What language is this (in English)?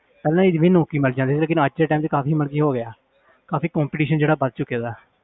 Punjabi